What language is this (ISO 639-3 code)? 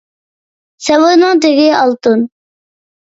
uig